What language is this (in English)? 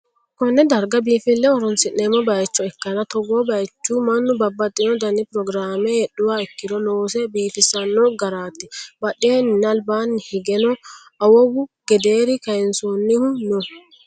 Sidamo